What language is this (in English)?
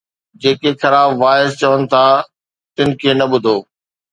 Sindhi